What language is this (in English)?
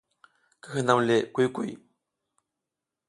South Giziga